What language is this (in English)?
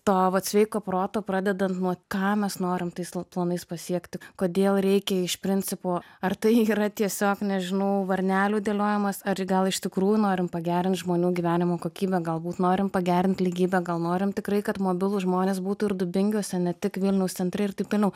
Lithuanian